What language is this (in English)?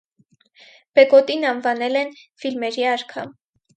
Armenian